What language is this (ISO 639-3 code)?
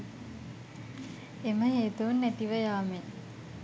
sin